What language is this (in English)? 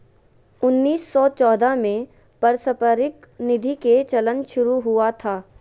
Magahi